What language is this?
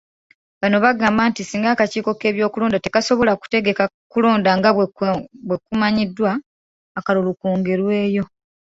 Ganda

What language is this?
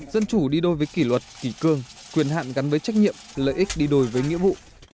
Vietnamese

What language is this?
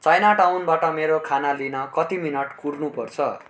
Nepali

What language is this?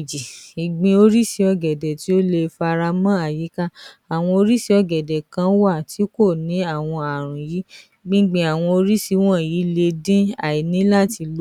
Yoruba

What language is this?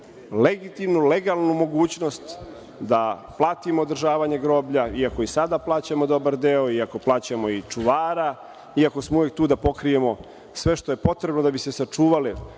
Serbian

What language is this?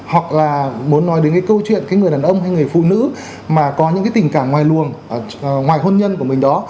Vietnamese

